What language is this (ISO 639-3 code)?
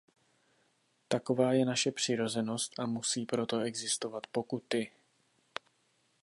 ces